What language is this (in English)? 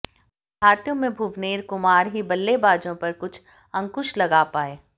Hindi